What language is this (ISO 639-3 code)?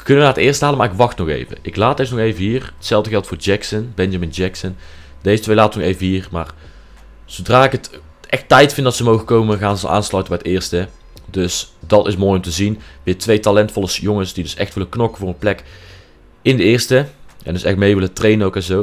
nld